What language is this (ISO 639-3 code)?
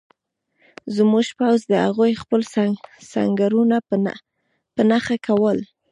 pus